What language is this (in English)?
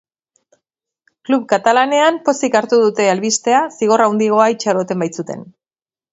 Basque